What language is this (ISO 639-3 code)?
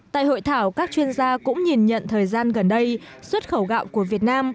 vie